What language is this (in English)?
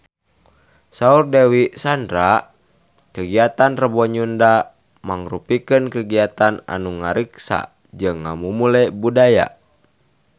Sundanese